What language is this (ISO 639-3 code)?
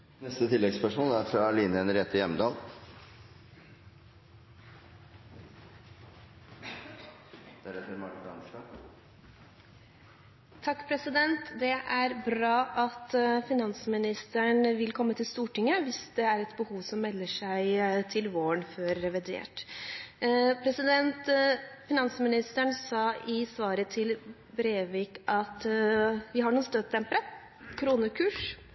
nor